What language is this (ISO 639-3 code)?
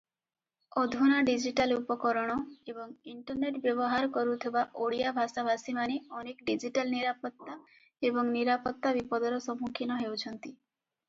ori